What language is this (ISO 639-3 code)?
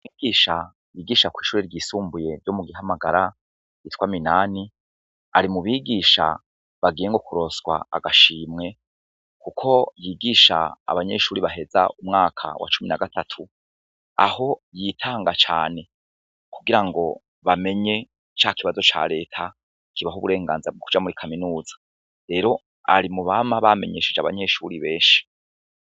run